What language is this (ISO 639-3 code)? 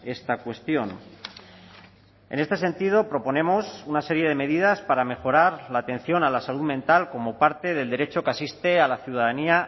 spa